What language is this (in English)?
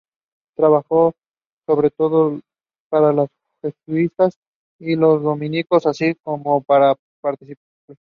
English